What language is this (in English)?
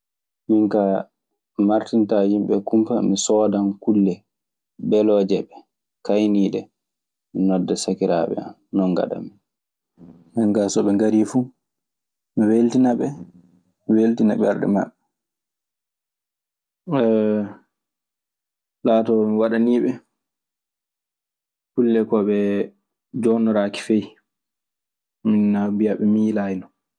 Maasina Fulfulde